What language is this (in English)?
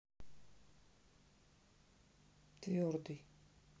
Russian